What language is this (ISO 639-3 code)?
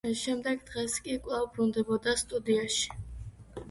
kat